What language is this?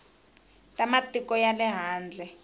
Tsonga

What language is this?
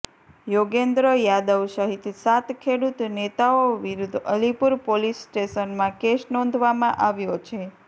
Gujarati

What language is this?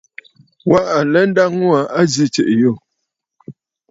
Bafut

